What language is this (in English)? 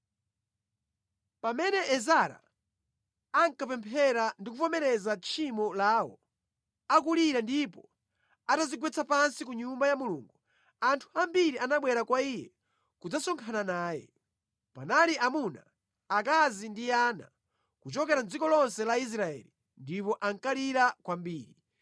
Nyanja